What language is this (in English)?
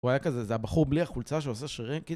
Hebrew